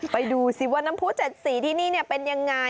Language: Thai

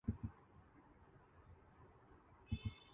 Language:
Urdu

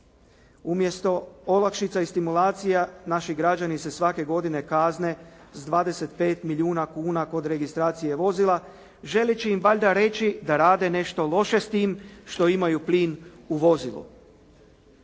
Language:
Croatian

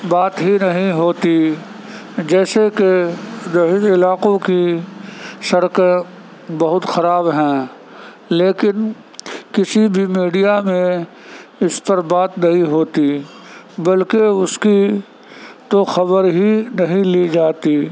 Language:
Urdu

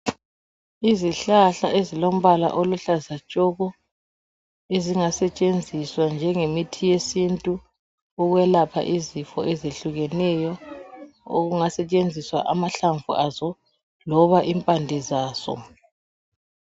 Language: North Ndebele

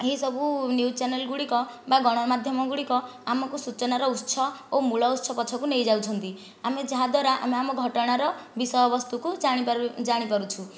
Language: Odia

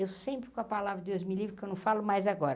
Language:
Portuguese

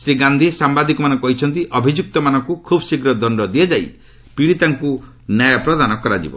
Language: Odia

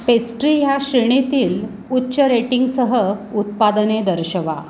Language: Marathi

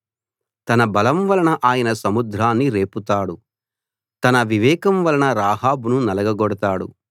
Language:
Telugu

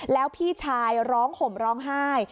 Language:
Thai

